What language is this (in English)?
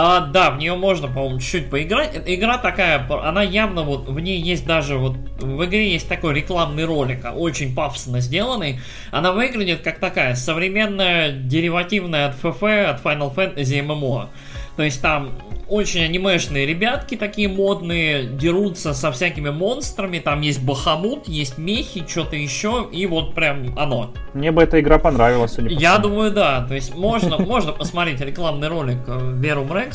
Russian